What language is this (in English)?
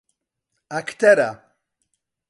Central Kurdish